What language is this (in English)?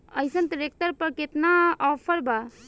Bhojpuri